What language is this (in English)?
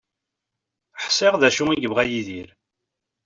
Kabyle